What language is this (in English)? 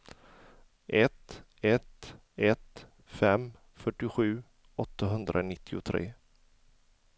Swedish